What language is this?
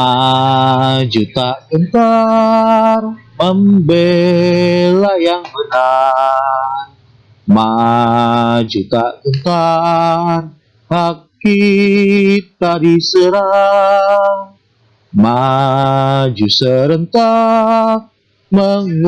Indonesian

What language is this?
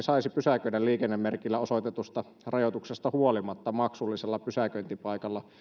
Finnish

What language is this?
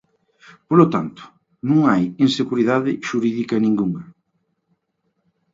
Galician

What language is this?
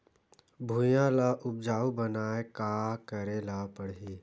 Chhattisgarhi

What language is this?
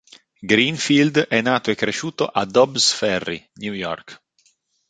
Italian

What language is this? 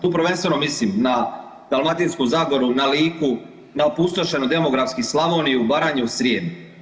Croatian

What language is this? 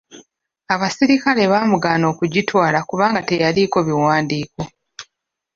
Ganda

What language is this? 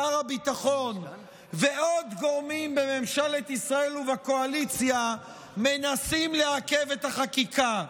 Hebrew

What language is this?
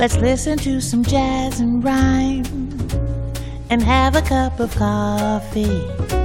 Korean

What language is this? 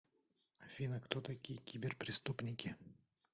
Russian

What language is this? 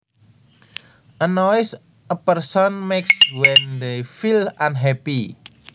Javanese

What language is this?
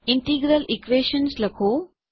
Gujarati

